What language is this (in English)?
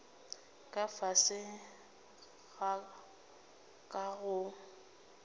Northern Sotho